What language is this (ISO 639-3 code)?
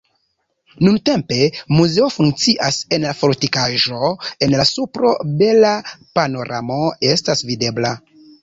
epo